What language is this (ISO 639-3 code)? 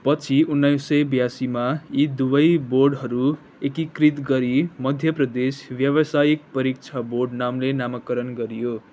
nep